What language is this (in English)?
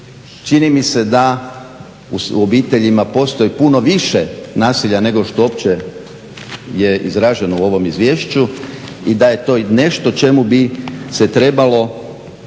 Croatian